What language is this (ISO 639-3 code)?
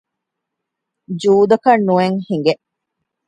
div